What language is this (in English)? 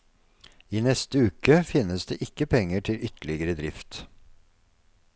Norwegian